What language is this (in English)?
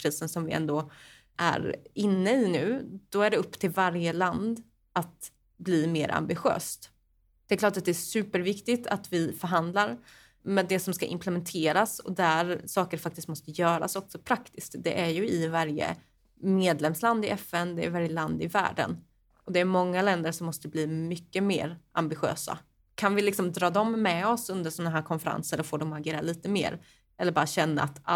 Swedish